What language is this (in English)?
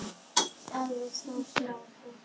Icelandic